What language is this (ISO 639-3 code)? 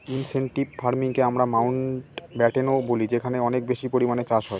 ben